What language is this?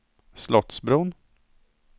Swedish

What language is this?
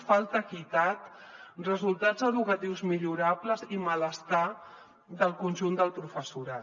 Catalan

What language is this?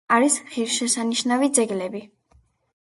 Georgian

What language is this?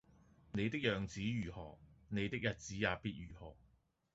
Cantonese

